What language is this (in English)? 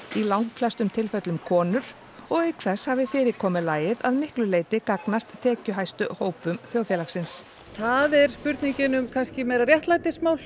Icelandic